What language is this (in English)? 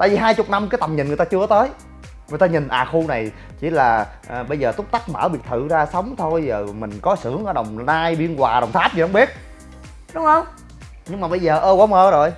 Vietnamese